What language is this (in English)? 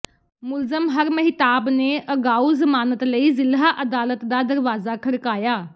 Punjabi